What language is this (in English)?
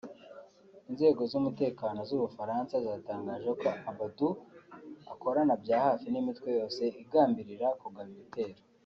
Kinyarwanda